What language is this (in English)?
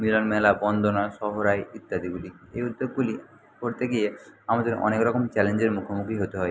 Bangla